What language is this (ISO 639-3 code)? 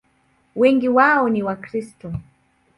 swa